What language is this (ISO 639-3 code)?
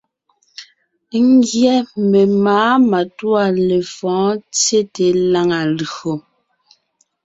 nnh